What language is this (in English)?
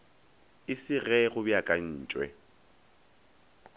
Northern Sotho